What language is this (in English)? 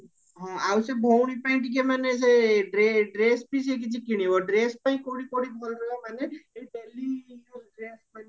Odia